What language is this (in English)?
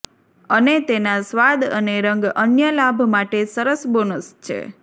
Gujarati